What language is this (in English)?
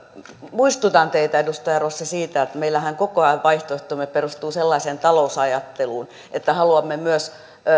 Finnish